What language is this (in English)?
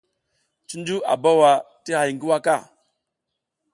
South Giziga